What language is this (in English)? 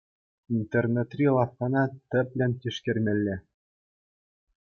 Chuvash